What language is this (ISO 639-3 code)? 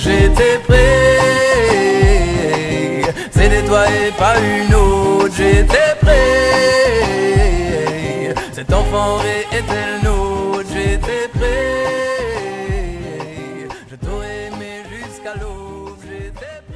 fra